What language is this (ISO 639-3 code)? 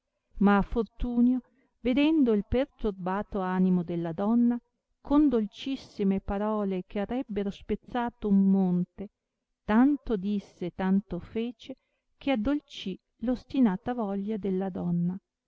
ita